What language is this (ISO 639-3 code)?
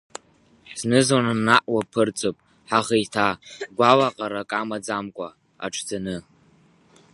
abk